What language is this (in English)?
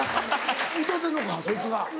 Japanese